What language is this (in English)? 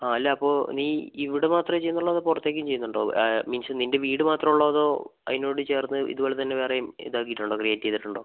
Malayalam